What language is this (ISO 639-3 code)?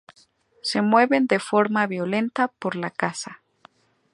spa